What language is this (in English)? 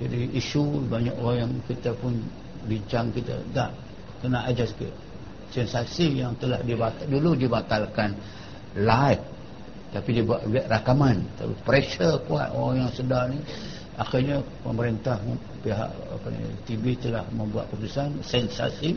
Malay